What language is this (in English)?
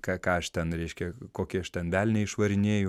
Lithuanian